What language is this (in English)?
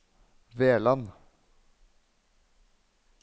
Norwegian